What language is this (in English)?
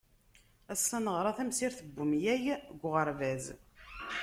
Kabyle